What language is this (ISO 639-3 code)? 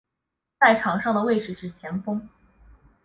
zho